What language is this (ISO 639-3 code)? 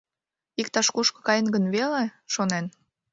chm